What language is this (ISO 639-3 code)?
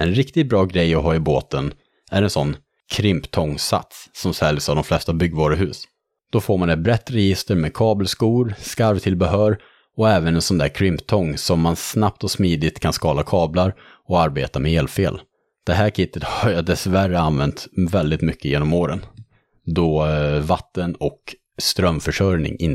swe